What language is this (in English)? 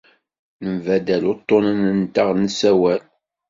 Kabyle